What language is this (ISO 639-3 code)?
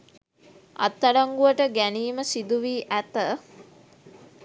sin